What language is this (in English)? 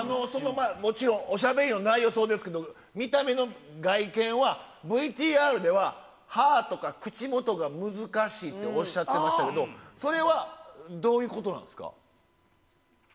Japanese